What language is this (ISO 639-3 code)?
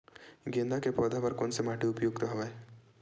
hne